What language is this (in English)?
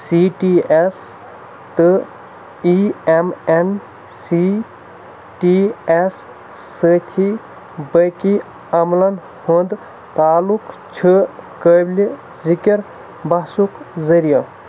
Kashmiri